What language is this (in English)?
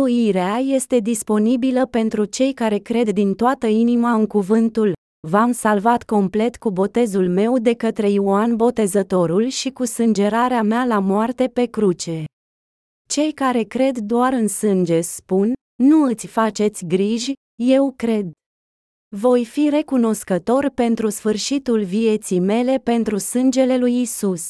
Romanian